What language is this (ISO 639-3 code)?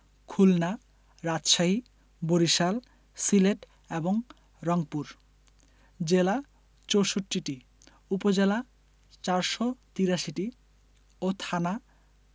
ben